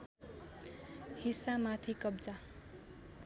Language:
Nepali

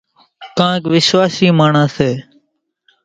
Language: Kachi Koli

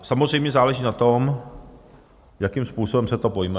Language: Czech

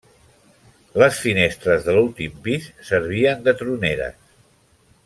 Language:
Catalan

